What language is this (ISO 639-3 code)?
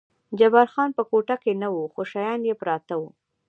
pus